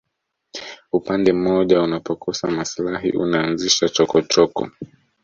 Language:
Swahili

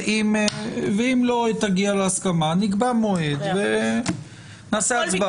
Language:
Hebrew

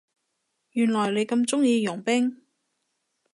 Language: Cantonese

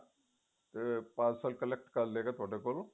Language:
Punjabi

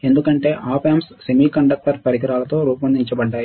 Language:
Telugu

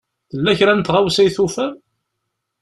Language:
Kabyle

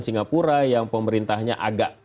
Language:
Indonesian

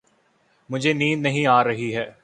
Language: Urdu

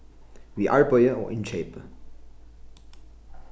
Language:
Faroese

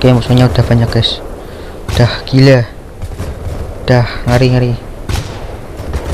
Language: Indonesian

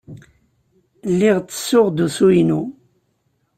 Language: Kabyle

